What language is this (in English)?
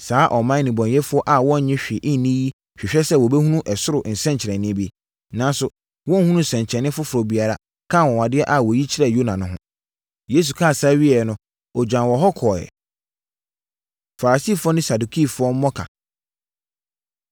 Akan